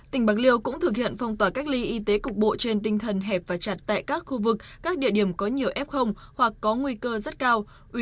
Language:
Vietnamese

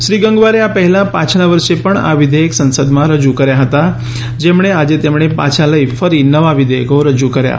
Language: Gujarati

